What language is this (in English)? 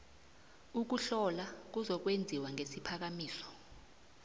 South Ndebele